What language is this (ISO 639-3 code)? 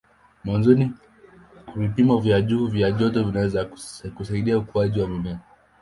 swa